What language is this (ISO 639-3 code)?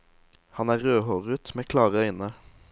nor